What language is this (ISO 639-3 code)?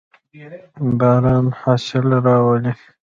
pus